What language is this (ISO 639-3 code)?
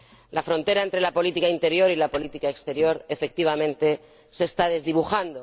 spa